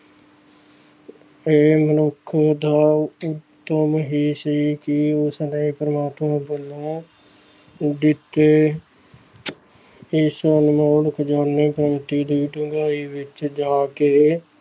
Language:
Punjabi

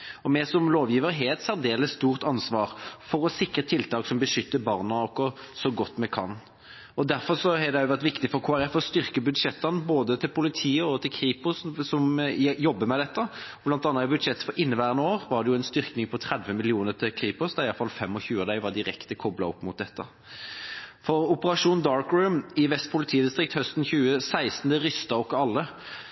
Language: Norwegian Bokmål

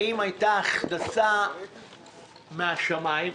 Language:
Hebrew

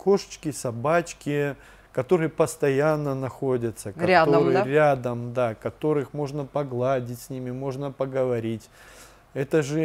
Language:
Russian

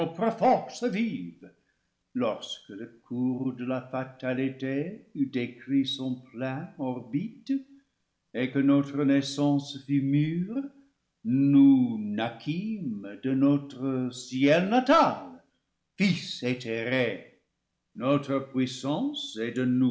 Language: French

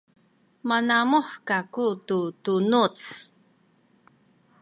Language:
Sakizaya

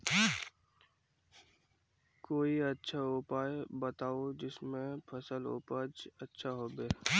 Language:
Magahi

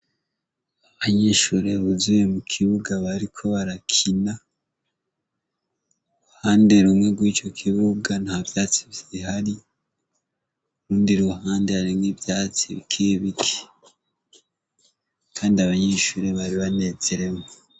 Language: Rundi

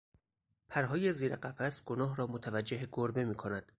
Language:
Persian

